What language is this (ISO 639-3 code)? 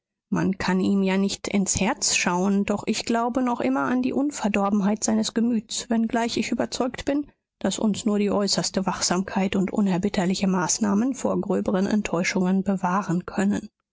deu